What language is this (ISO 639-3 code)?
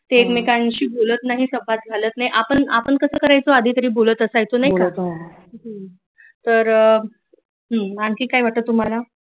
mar